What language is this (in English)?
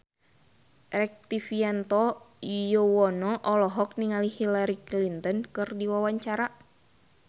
Sundanese